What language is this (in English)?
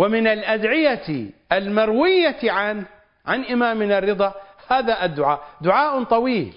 Arabic